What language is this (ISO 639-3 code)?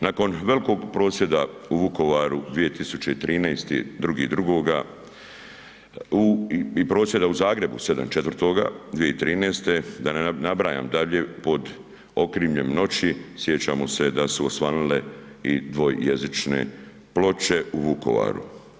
hrv